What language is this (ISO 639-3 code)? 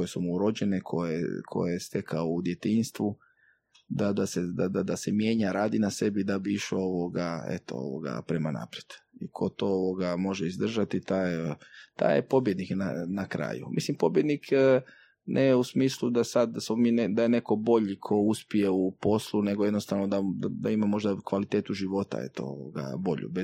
hrv